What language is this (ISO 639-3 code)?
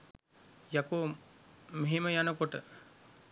sin